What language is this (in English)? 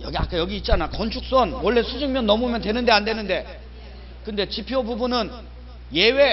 Korean